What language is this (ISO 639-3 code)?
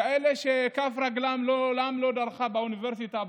heb